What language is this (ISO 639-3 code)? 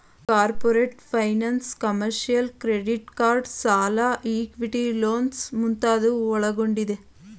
kan